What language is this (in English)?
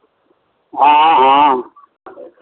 Maithili